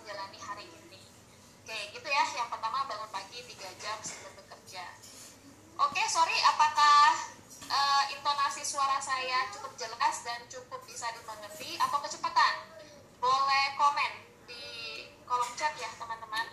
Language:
Indonesian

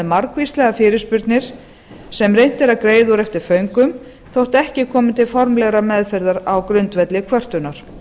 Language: Icelandic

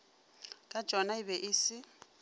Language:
Northern Sotho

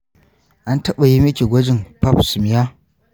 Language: Hausa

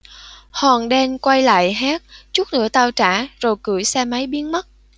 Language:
Vietnamese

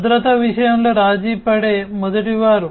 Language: Telugu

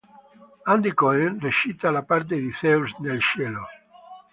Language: Italian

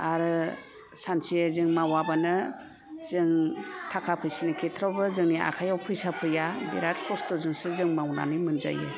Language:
Bodo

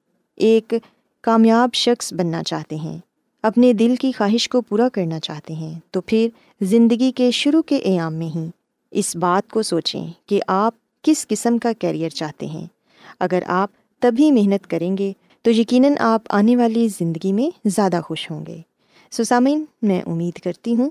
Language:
Urdu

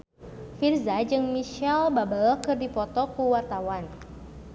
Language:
Sundanese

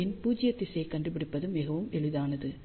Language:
Tamil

